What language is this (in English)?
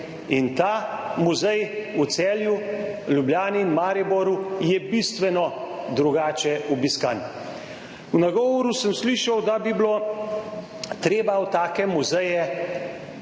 Slovenian